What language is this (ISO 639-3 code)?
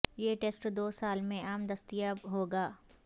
urd